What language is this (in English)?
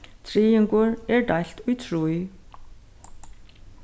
Faroese